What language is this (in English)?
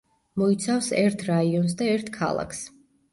Georgian